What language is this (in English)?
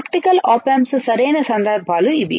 Telugu